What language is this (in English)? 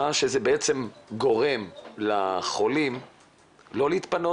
Hebrew